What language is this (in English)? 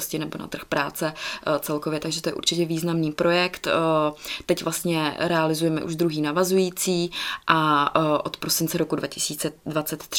Czech